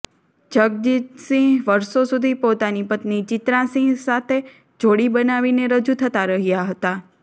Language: Gujarati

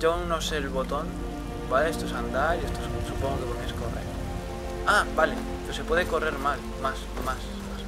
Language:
Spanish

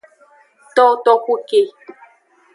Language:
Aja (Benin)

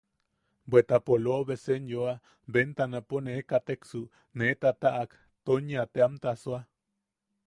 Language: Yaqui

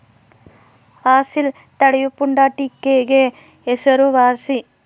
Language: Kannada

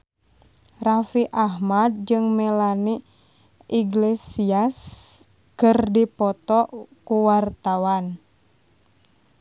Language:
Sundanese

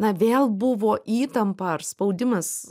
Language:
Lithuanian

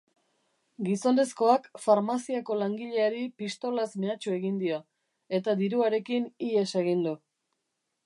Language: Basque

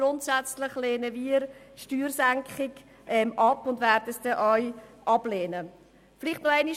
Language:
Swiss German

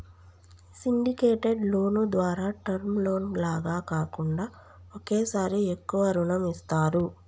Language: Telugu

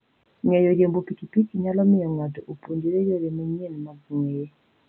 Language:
Luo (Kenya and Tanzania)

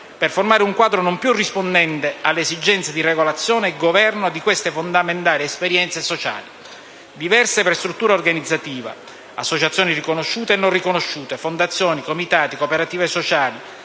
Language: Italian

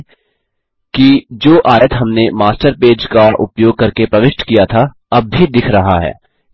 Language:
Hindi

